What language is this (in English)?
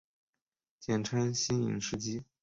Chinese